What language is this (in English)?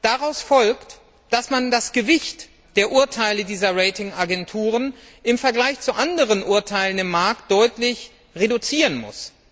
German